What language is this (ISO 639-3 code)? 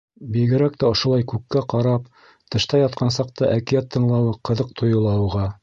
bak